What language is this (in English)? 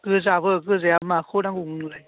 Bodo